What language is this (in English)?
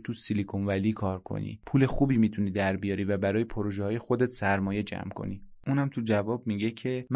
Persian